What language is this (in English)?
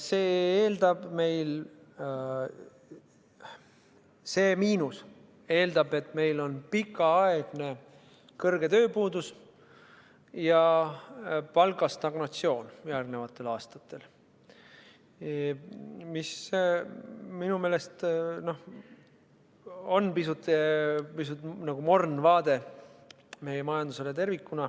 Estonian